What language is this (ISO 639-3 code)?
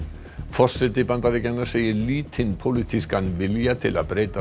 isl